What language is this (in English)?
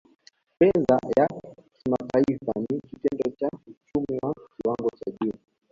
Swahili